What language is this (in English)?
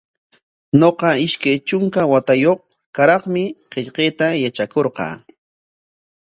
Corongo Ancash Quechua